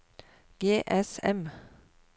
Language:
Norwegian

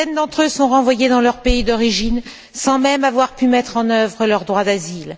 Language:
French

